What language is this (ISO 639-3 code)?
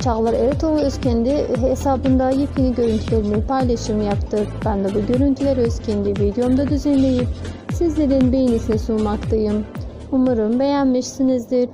tur